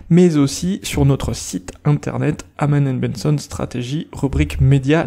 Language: French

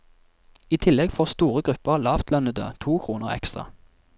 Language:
Norwegian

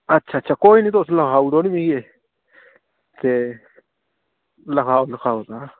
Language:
Dogri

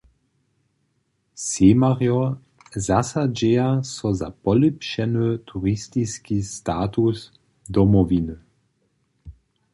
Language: Upper Sorbian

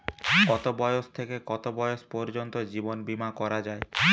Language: Bangla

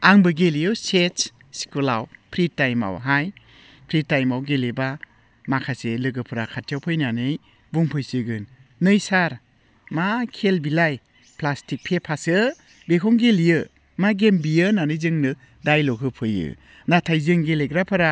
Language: Bodo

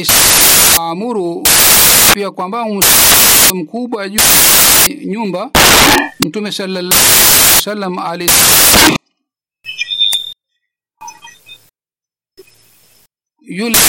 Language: Swahili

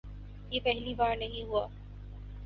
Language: Urdu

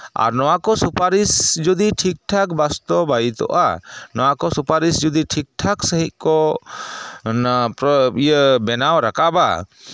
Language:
Santali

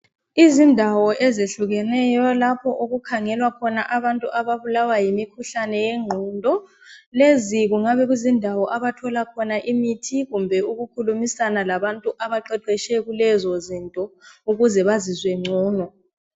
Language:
North Ndebele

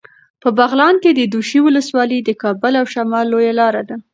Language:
Pashto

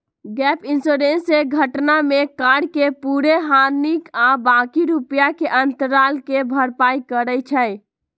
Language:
Magahi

